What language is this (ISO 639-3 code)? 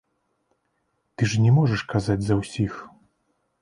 bel